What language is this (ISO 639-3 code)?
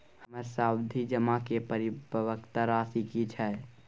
mai